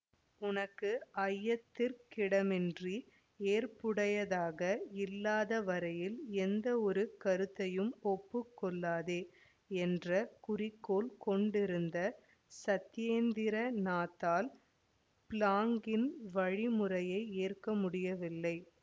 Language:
Tamil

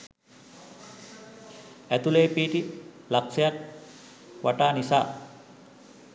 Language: Sinhala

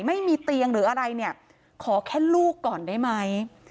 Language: Thai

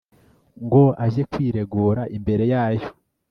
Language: Kinyarwanda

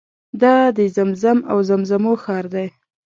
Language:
Pashto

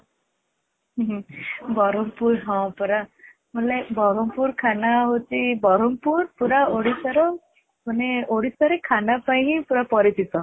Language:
Odia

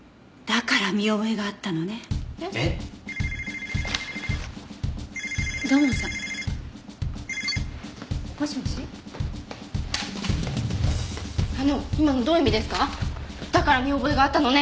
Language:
Japanese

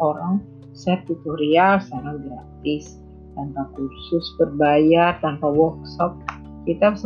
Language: Indonesian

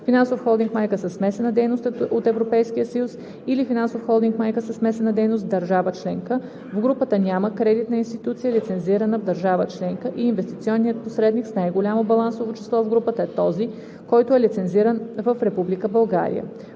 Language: Bulgarian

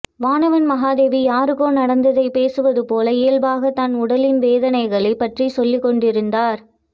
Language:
Tamil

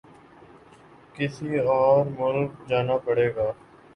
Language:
Urdu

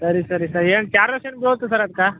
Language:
Kannada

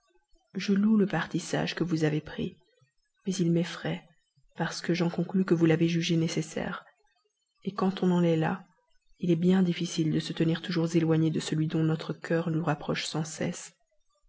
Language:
French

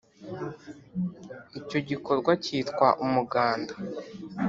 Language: Kinyarwanda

